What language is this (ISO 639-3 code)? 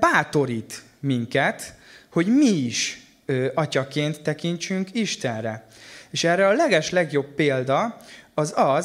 hun